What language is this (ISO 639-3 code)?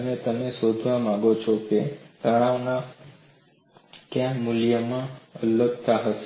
guj